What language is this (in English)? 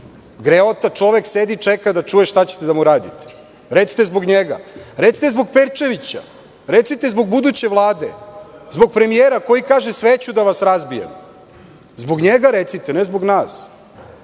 Serbian